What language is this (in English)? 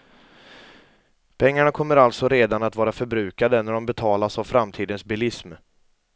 Swedish